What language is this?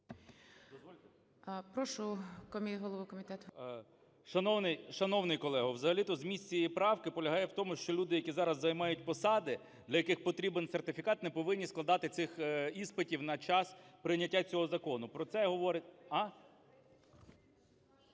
Ukrainian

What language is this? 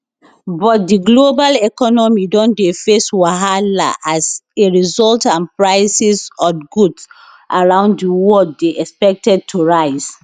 Nigerian Pidgin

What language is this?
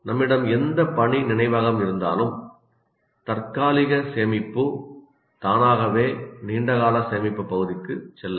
Tamil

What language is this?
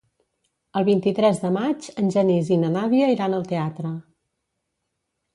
Catalan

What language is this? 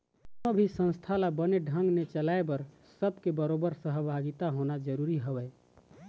Chhattisgarhi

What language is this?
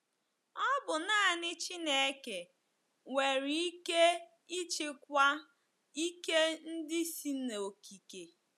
Igbo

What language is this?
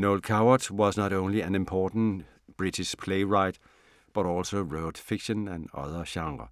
Danish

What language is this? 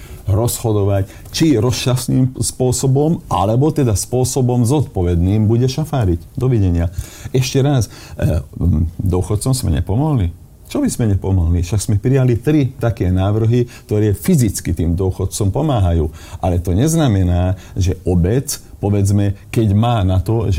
Slovak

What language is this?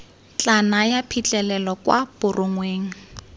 Tswana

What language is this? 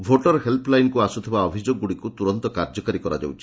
Odia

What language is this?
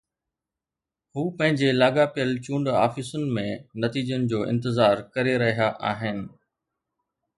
Sindhi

